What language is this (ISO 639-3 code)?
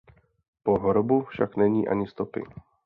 ces